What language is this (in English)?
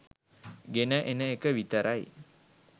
Sinhala